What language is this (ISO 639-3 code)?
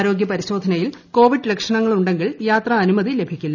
mal